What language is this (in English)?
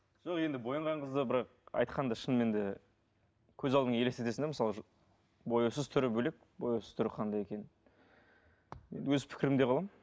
Kazakh